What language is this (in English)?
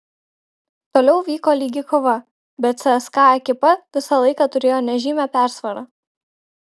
Lithuanian